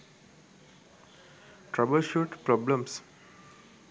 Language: Sinhala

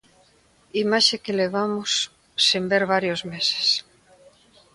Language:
Galician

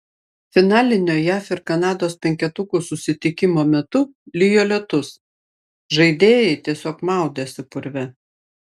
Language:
Lithuanian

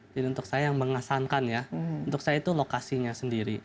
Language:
Indonesian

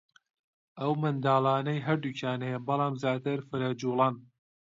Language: Central Kurdish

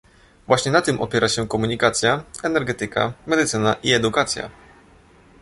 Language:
Polish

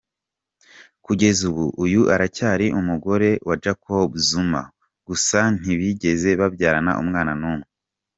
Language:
Kinyarwanda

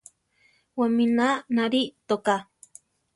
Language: Central Tarahumara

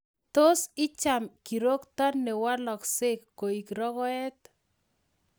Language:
Kalenjin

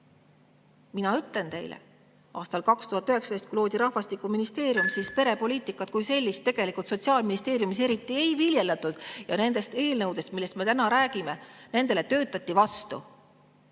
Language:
Estonian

